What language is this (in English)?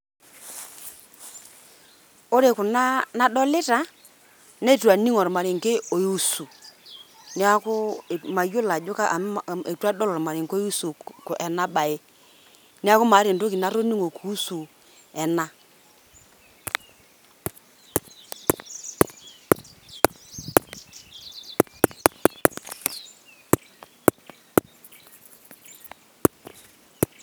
Masai